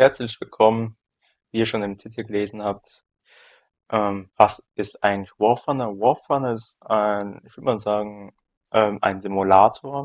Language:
German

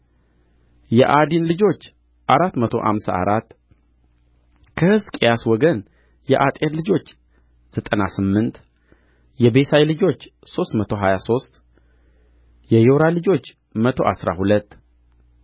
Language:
Amharic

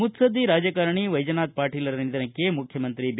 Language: Kannada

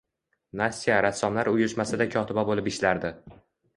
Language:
Uzbek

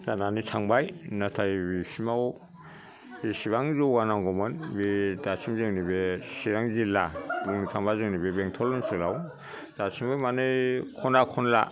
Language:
Bodo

